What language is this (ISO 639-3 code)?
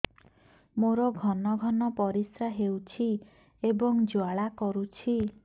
ori